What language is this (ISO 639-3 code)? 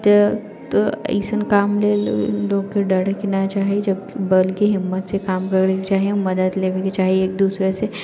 mai